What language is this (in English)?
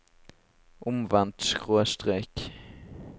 Norwegian